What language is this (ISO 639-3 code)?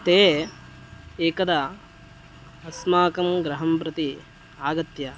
san